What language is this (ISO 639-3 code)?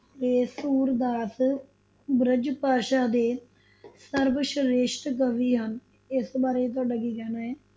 pan